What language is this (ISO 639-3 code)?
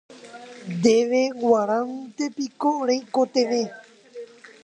grn